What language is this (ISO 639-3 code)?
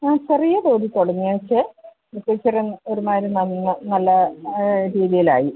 mal